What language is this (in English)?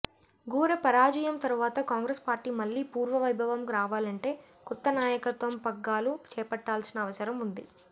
Telugu